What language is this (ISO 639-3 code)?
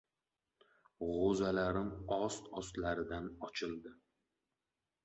uzb